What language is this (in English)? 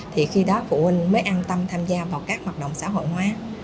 Vietnamese